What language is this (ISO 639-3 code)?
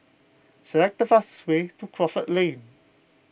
eng